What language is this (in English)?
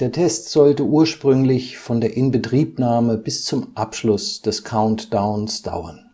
German